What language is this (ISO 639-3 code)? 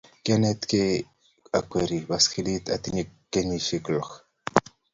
kln